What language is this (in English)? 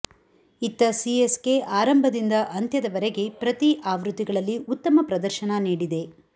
Kannada